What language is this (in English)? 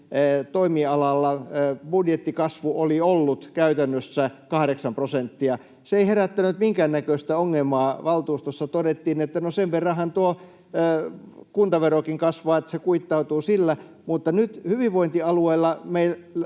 Finnish